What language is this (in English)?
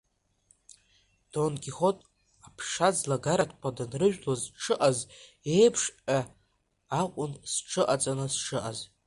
Abkhazian